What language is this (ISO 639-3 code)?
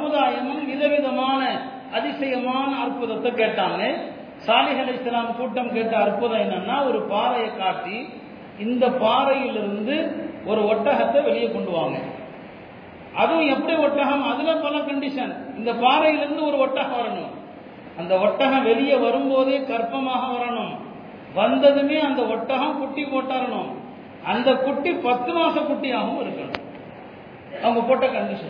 tam